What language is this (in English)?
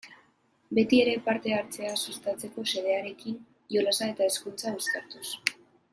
Basque